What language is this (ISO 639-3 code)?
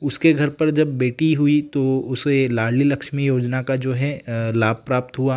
hin